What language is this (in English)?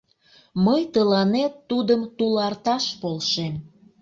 Mari